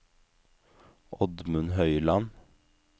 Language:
Norwegian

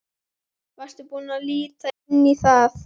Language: Icelandic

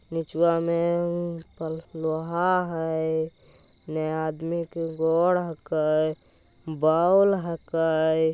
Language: Magahi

